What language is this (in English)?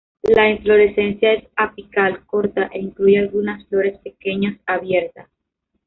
Spanish